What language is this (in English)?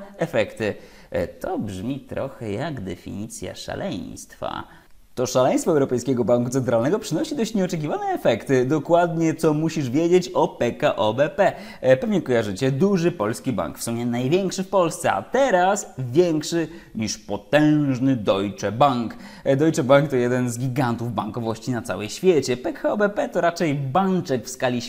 Polish